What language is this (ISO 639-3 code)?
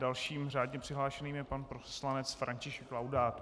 ces